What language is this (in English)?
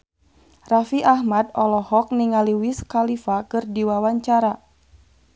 Sundanese